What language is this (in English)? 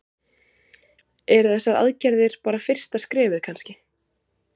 Icelandic